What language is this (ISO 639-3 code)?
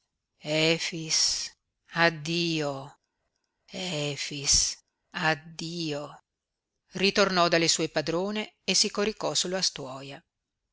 ita